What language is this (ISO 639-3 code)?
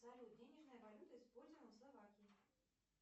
rus